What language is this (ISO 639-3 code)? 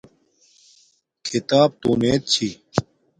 dmk